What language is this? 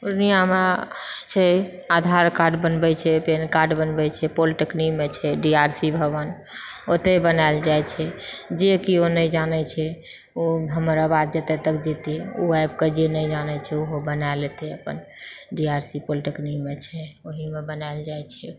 Maithili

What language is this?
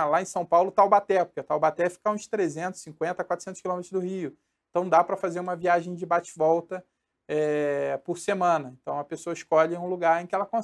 Portuguese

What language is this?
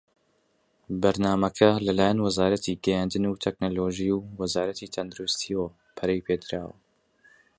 Central Kurdish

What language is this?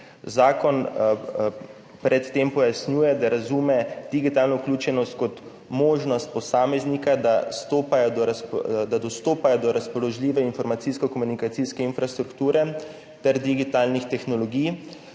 Slovenian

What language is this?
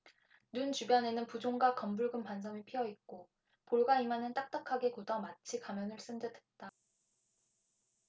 Korean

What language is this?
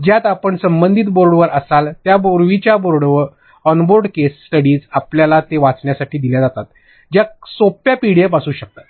Marathi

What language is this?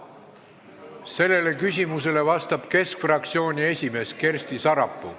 Estonian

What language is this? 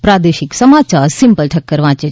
Gujarati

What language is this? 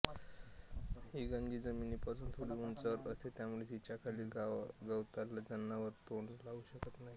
Marathi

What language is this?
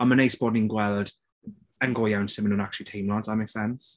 Welsh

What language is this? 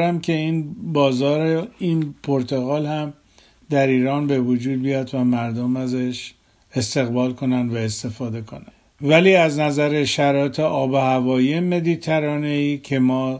Persian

